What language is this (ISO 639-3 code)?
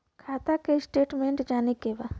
bho